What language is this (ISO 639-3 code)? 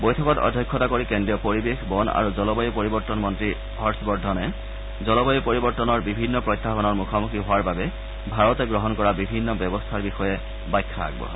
asm